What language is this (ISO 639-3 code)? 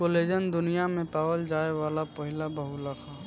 bho